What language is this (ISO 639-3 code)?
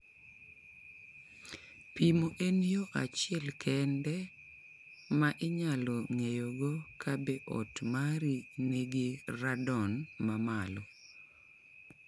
luo